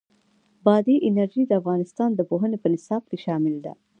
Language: Pashto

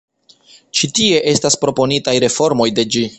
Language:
Esperanto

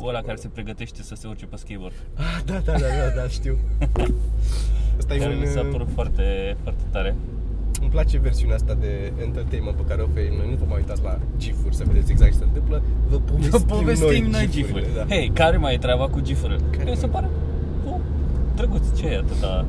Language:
Romanian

